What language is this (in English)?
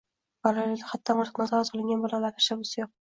Uzbek